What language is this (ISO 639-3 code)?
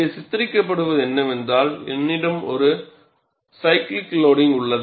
tam